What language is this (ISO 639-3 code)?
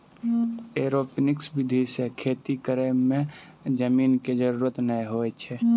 mai